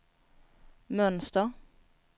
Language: Swedish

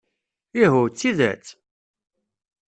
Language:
Kabyle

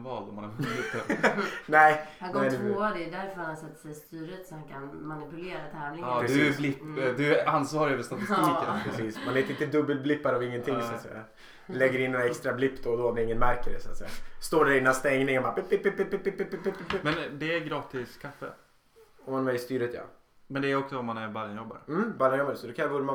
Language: Swedish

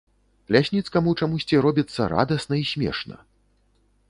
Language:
Belarusian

